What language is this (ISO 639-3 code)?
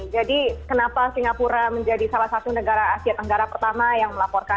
ind